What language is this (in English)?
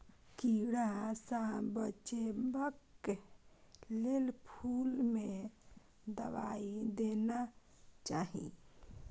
Maithili